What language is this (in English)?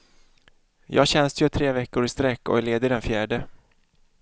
Swedish